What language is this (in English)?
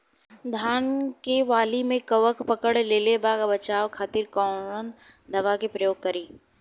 Bhojpuri